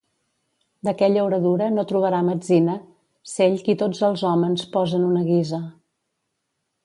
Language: Catalan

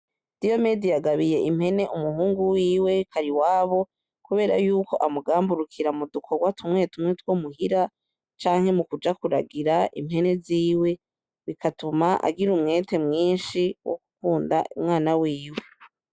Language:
Rundi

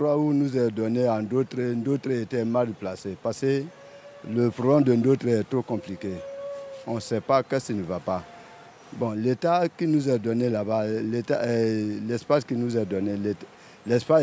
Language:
French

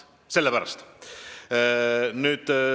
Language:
Estonian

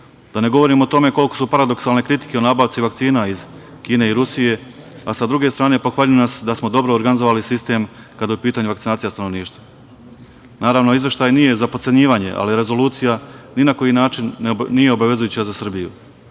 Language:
Serbian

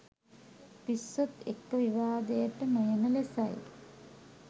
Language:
Sinhala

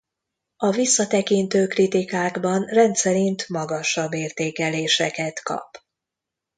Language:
Hungarian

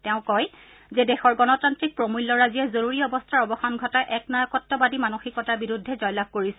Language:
Assamese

